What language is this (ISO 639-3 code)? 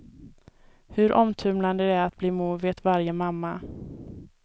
swe